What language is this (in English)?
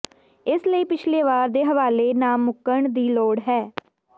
Punjabi